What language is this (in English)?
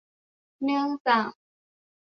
Thai